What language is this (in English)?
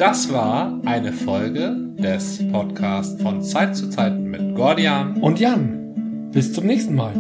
German